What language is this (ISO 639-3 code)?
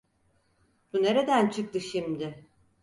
tur